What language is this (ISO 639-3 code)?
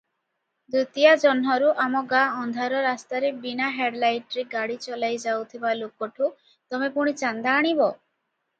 ori